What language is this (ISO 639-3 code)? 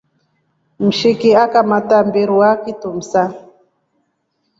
rof